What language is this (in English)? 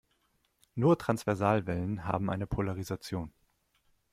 German